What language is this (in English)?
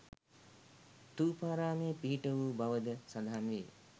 Sinhala